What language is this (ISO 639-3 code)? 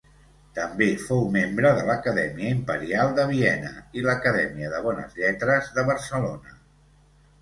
cat